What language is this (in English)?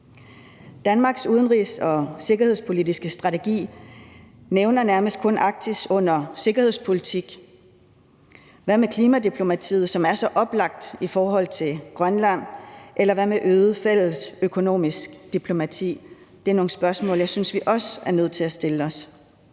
Danish